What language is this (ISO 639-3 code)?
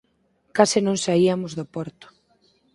glg